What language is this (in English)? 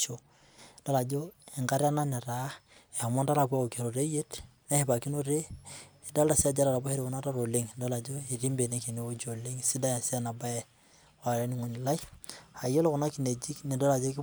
Masai